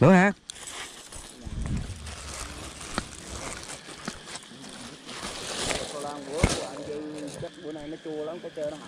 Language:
Vietnamese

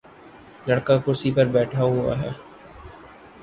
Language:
Urdu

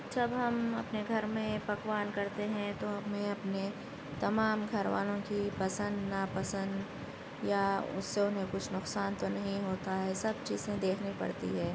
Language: Urdu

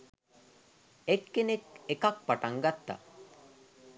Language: Sinhala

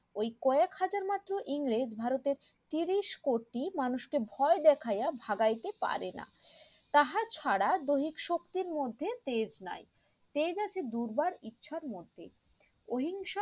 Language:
Bangla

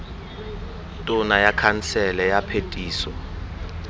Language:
Tswana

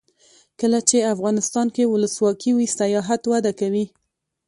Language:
Pashto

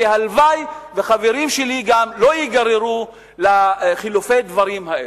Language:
Hebrew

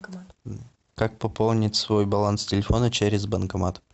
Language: Russian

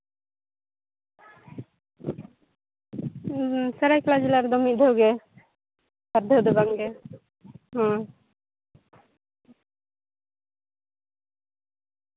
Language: Santali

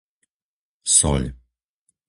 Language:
Slovak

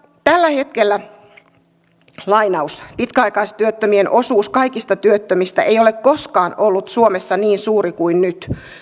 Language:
Finnish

